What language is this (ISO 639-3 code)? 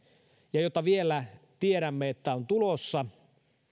fin